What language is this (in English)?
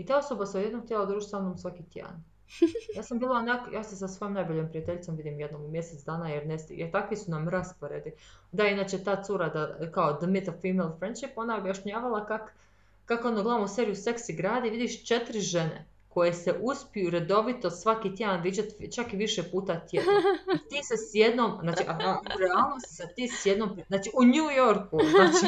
Croatian